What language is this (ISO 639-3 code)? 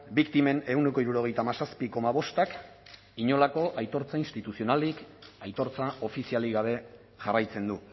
eus